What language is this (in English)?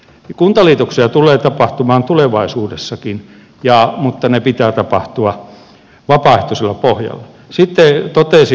Finnish